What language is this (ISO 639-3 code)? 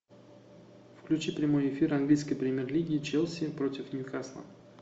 rus